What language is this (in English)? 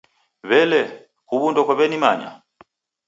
Taita